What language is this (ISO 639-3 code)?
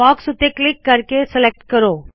pan